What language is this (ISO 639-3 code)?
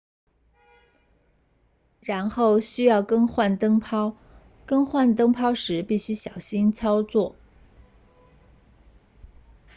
zho